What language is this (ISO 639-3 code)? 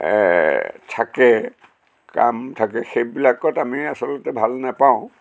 asm